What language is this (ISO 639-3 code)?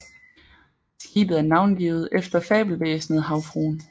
dan